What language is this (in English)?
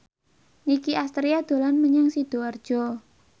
Javanese